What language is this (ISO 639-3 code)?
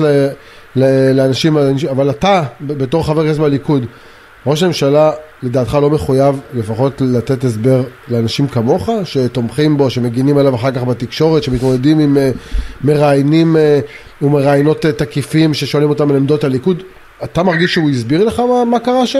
heb